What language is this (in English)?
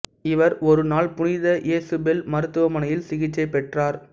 Tamil